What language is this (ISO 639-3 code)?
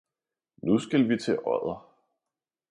dan